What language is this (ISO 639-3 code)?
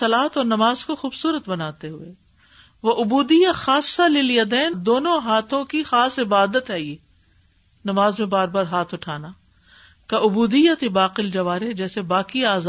urd